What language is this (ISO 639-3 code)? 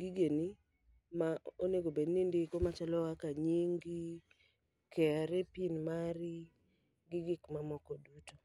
luo